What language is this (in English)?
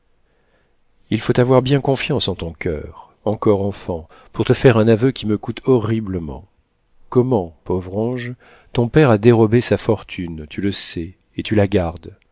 French